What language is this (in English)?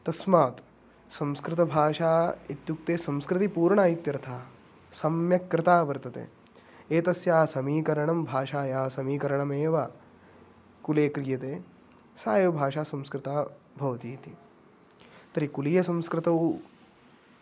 Sanskrit